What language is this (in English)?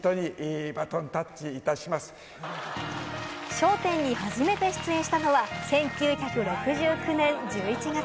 Japanese